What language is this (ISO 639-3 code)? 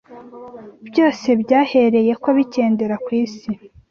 kin